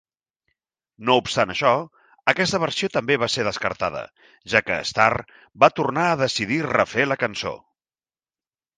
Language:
Catalan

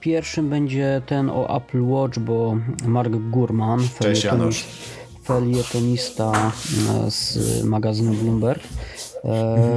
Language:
Polish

